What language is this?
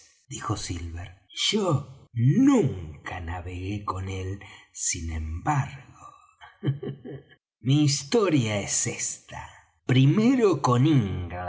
Spanish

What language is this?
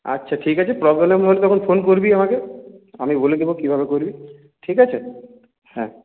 Bangla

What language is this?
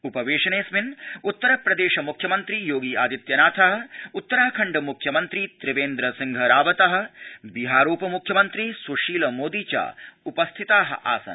Sanskrit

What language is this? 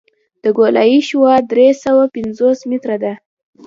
Pashto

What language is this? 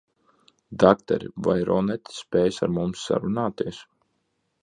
Latvian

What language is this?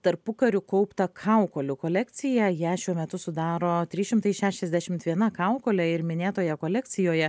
Lithuanian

